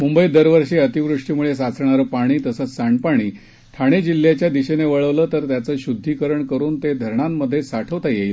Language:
Marathi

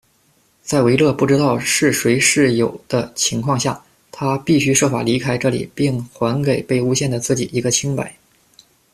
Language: Chinese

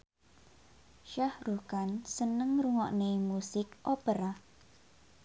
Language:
Javanese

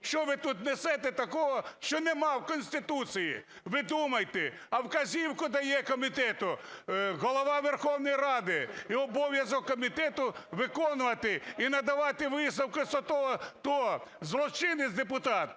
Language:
Ukrainian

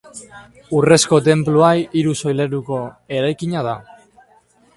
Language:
Basque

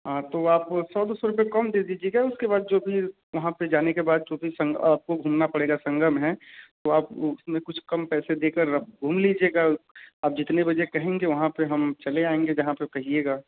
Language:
Hindi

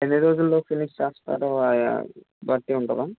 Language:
Telugu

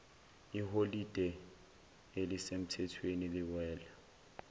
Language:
Zulu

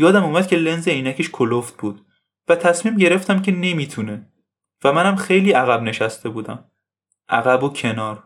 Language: Persian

